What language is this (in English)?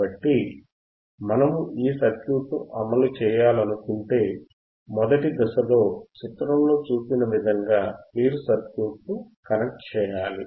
Telugu